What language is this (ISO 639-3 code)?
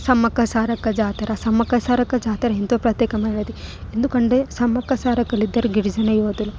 tel